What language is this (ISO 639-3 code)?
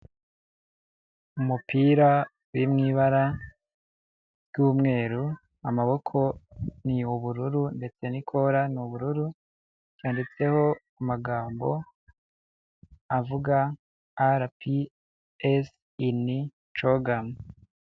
kin